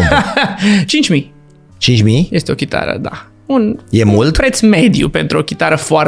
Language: Romanian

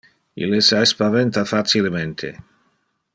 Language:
Interlingua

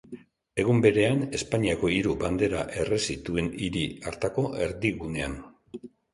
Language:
Basque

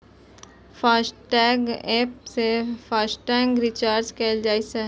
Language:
Maithili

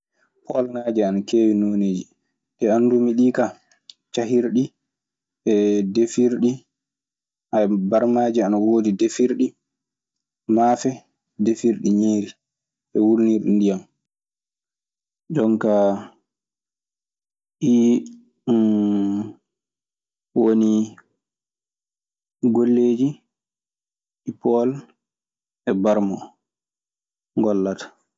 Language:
Maasina Fulfulde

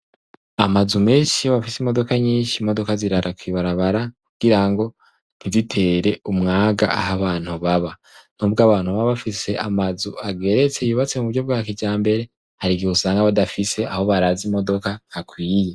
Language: Rundi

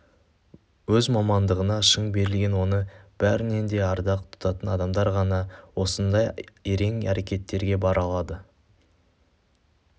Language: Kazakh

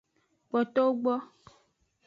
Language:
Aja (Benin)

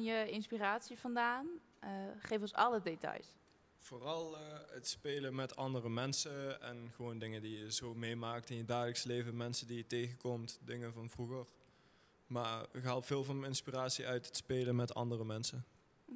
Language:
Dutch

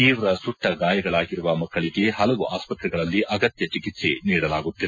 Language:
Kannada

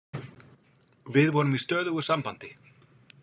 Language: Icelandic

